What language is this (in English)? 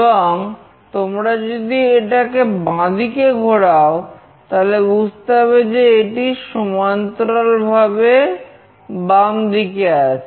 Bangla